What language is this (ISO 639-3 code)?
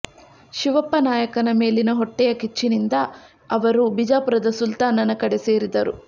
kan